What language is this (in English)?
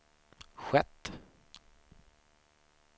Swedish